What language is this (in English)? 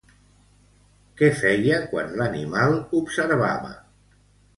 Catalan